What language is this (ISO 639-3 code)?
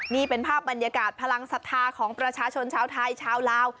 tha